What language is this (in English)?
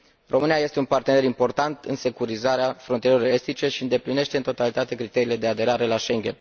Romanian